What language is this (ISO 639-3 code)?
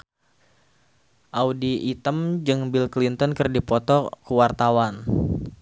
sun